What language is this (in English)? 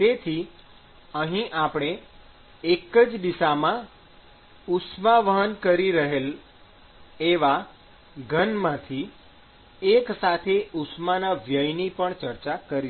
Gujarati